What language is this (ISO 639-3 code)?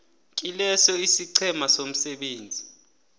nbl